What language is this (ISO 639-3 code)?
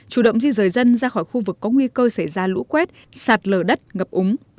vie